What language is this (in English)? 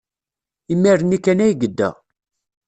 Kabyle